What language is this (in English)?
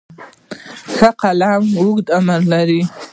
Pashto